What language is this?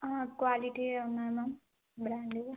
Telugu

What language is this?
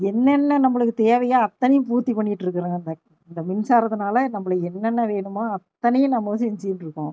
Tamil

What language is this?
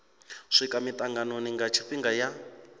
Venda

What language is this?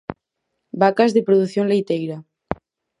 Galician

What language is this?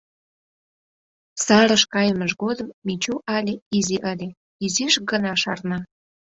Mari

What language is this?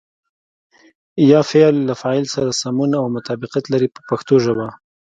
Pashto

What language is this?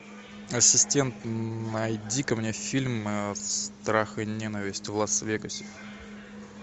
Russian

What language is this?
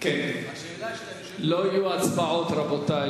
Hebrew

